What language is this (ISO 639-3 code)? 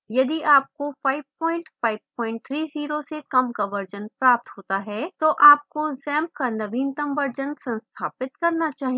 hin